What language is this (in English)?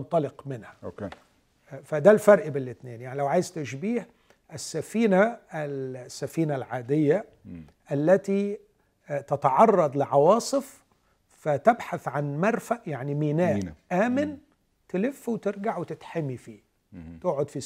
Arabic